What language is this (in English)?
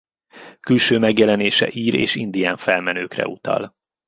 Hungarian